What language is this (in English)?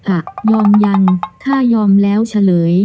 Thai